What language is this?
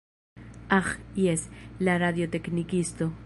Esperanto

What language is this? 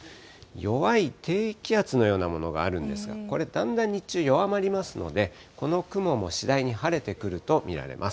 Japanese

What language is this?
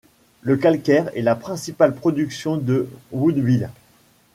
French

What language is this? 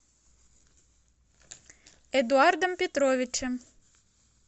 Russian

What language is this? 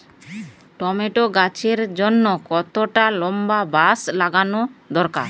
Bangla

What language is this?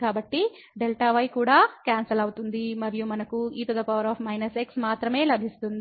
Telugu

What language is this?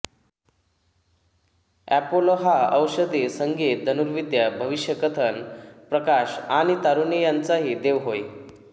Marathi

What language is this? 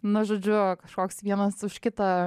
Lithuanian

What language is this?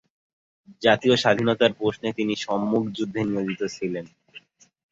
Bangla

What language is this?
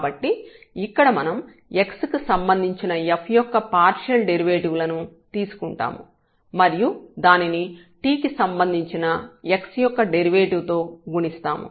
Telugu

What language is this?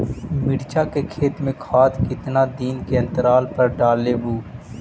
Magahi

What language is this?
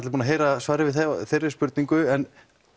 Icelandic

